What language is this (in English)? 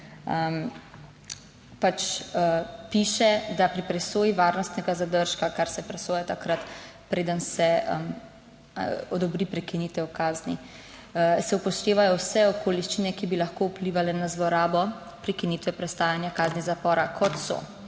Slovenian